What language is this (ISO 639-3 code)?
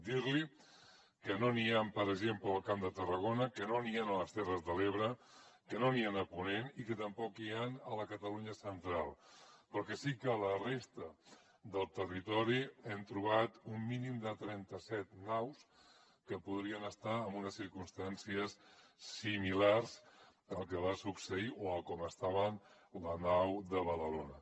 cat